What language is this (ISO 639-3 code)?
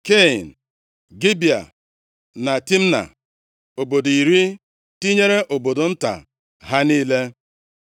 ibo